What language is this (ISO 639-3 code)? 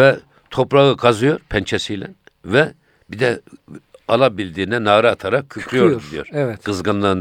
tur